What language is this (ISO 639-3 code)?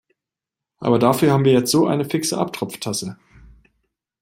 deu